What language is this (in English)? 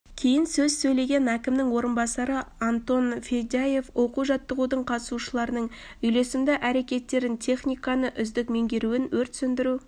Kazakh